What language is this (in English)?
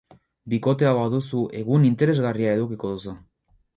Basque